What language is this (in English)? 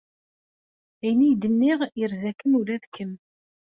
Kabyle